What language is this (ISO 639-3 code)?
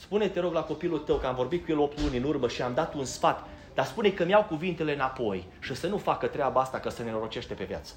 ron